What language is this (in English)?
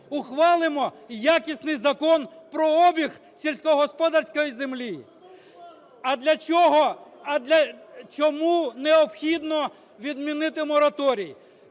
Ukrainian